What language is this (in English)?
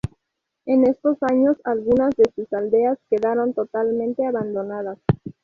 Spanish